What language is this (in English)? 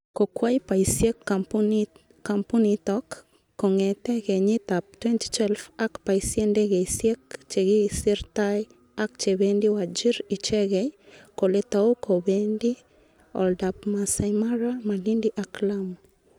Kalenjin